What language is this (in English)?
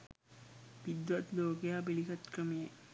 Sinhala